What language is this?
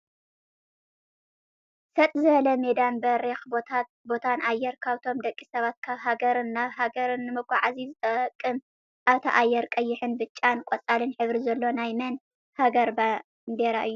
Tigrinya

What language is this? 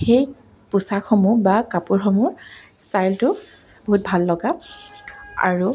Assamese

